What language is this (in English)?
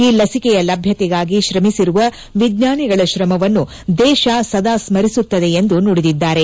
Kannada